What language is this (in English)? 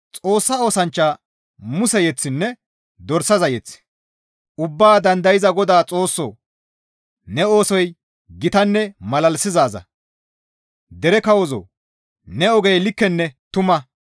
Gamo